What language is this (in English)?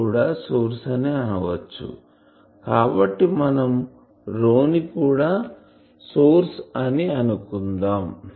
Telugu